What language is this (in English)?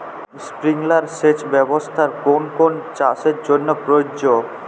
Bangla